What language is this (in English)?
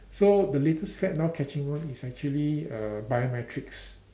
English